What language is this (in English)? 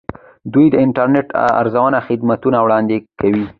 Pashto